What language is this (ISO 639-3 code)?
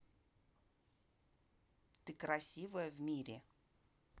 rus